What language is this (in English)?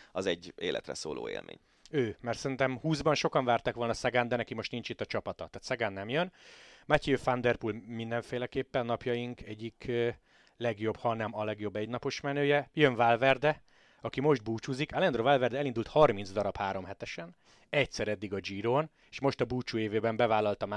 Hungarian